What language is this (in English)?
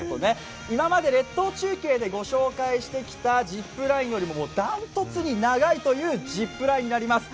Japanese